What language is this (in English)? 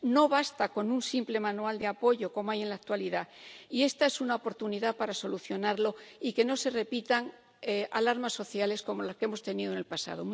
Spanish